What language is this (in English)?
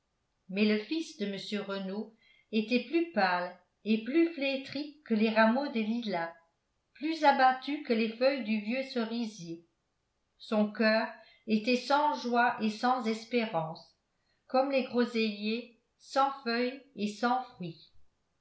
French